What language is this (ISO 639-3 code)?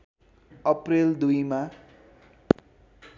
nep